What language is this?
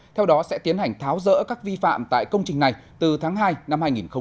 Vietnamese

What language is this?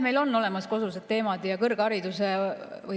Estonian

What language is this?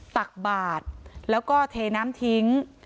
Thai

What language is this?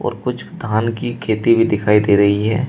Hindi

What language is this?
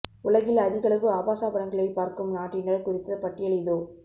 Tamil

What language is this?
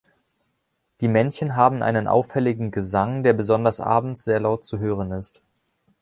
German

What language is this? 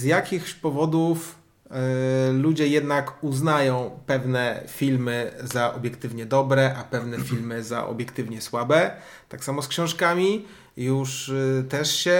Polish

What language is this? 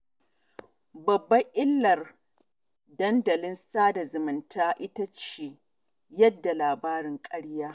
Hausa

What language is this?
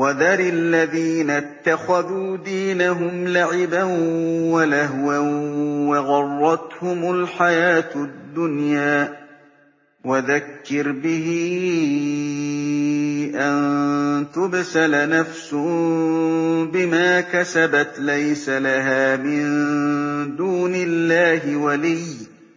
Arabic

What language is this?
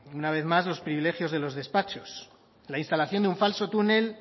Spanish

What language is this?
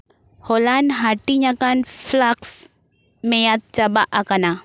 Santali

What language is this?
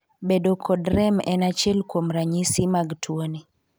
Luo (Kenya and Tanzania)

